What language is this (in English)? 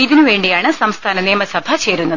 Malayalam